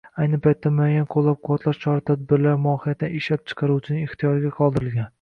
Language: Uzbek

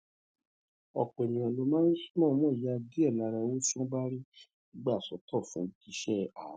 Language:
Yoruba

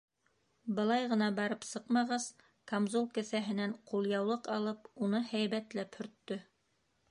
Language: Bashkir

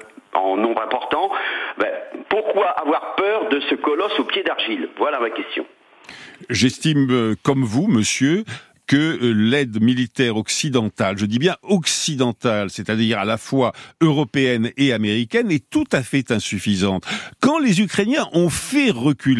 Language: French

